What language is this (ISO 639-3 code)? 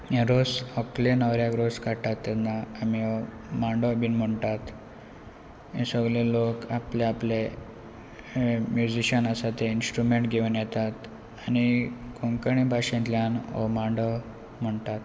kok